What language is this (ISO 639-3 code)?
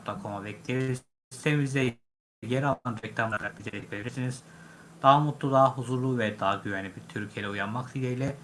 tur